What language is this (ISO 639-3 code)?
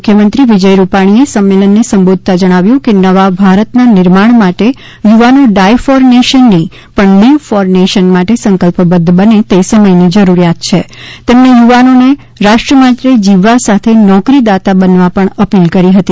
guj